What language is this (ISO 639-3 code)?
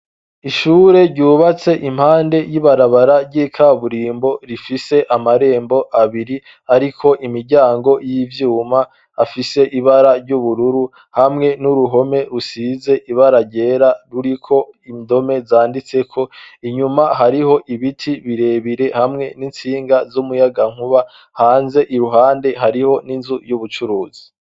run